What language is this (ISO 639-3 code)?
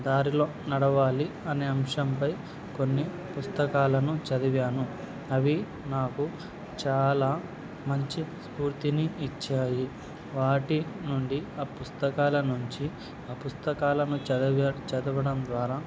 tel